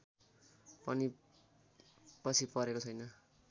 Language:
Nepali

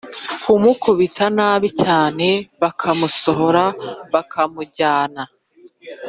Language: Kinyarwanda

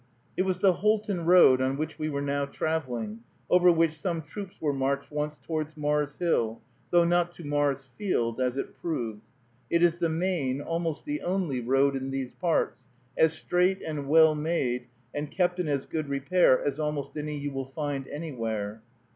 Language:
English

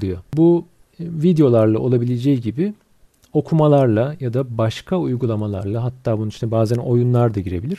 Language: Turkish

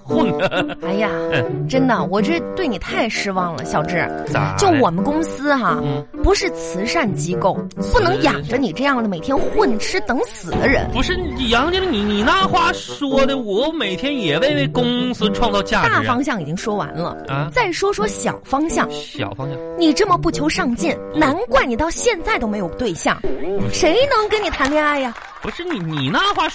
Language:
Chinese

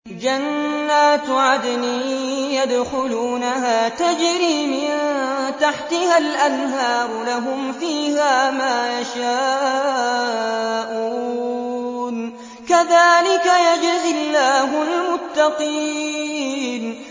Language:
Arabic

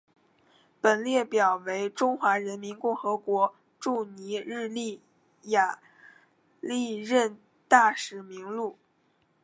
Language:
Chinese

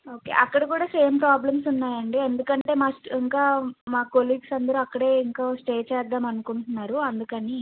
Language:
Telugu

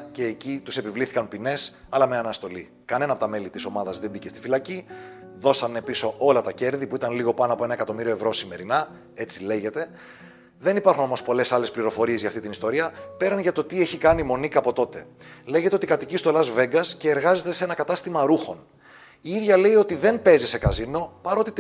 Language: Greek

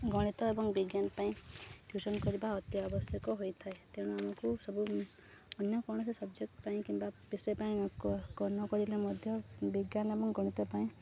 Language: Odia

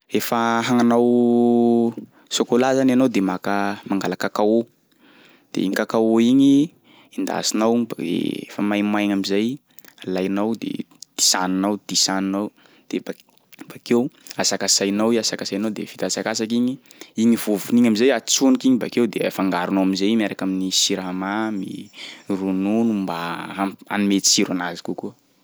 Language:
Sakalava Malagasy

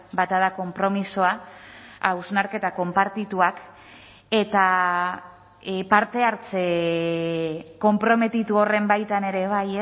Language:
Basque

